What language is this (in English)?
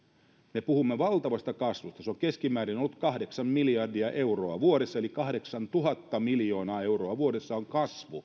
Finnish